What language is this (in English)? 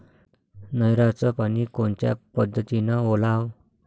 Marathi